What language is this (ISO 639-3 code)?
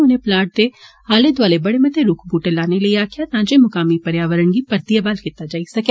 doi